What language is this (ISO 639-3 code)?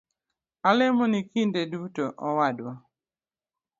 luo